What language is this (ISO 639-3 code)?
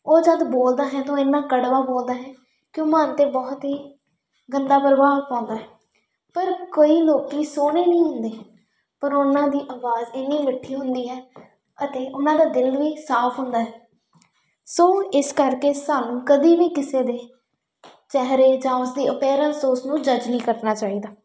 pan